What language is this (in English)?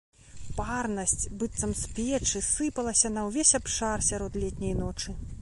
Belarusian